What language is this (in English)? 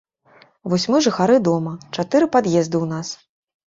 Belarusian